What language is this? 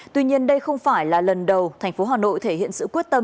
Vietnamese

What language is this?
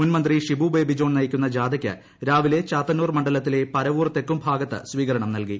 Malayalam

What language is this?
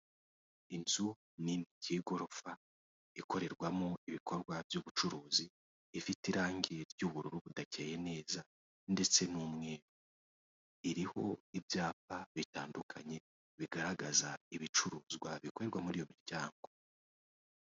Kinyarwanda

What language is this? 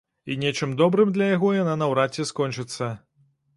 Belarusian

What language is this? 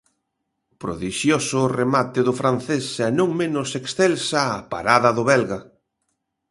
Galician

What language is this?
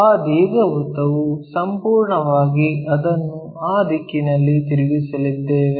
Kannada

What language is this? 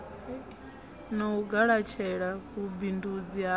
Venda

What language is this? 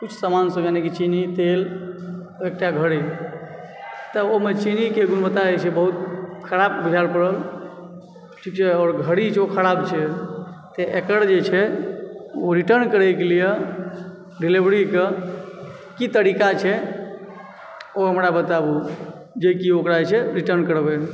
Maithili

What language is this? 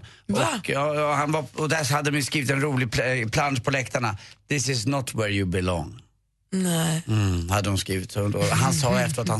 Swedish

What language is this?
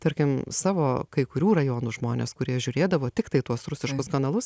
Lithuanian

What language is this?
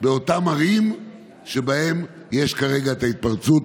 Hebrew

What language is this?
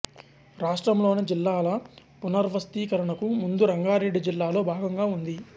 Telugu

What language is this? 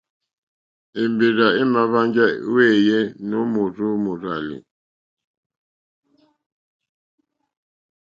Mokpwe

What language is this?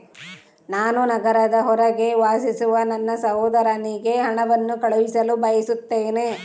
Kannada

